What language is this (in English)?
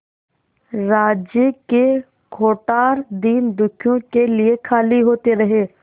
Hindi